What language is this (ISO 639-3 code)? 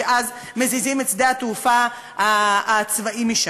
heb